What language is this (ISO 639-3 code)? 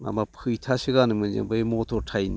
brx